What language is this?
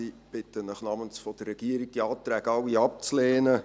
Swiss German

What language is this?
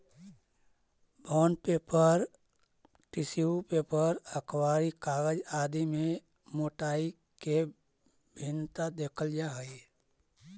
Magahi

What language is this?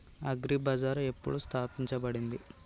Telugu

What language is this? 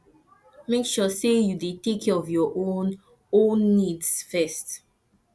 Nigerian Pidgin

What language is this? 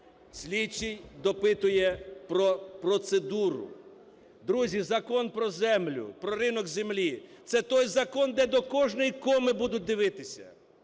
Ukrainian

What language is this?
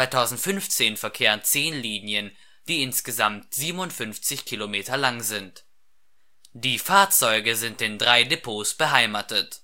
German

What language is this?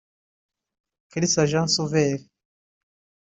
Kinyarwanda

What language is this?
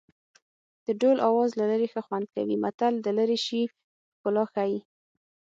Pashto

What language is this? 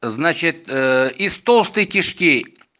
Russian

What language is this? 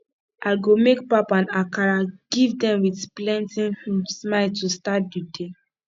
Nigerian Pidgin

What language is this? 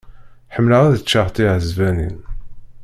Kabyle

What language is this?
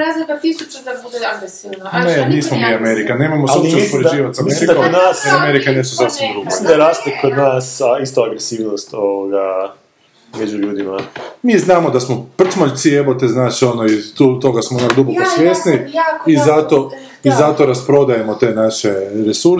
Croatian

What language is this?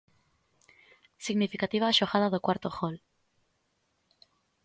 Galician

